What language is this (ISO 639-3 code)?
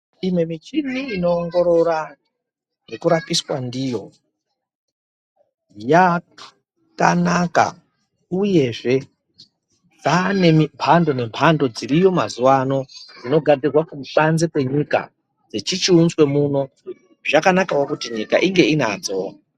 ndc